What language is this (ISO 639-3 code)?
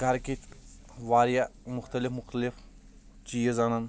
kas